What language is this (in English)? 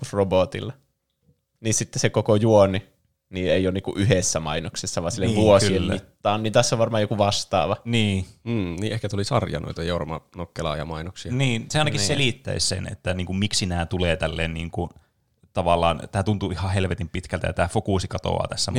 Finnish